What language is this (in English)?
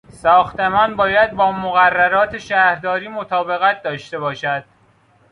Persian